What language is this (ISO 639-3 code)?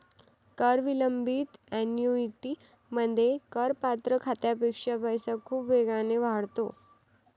mar